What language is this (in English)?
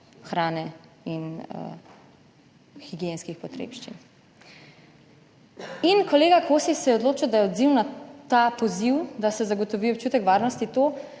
Slovenian